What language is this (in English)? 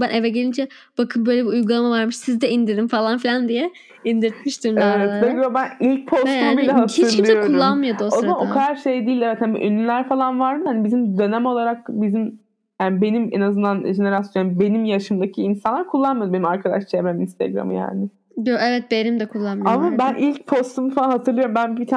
Turkish